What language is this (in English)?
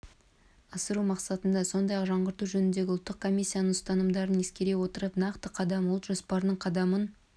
Kazakh